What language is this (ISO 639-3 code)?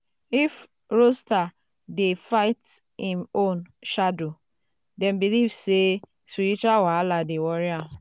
pcm